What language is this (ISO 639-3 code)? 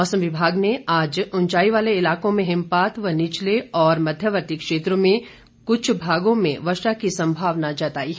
hin